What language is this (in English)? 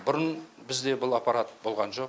Kazakh